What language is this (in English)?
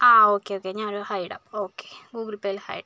Malayalam